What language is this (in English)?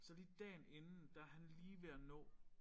Danish